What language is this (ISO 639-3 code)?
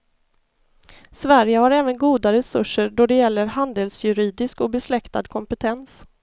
swe